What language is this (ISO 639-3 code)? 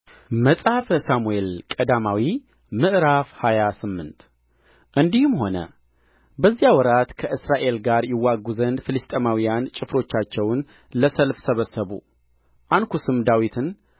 amh